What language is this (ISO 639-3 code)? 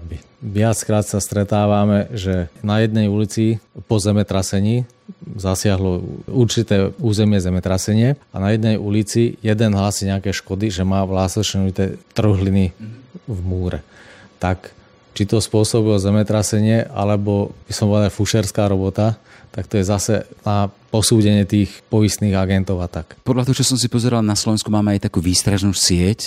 slk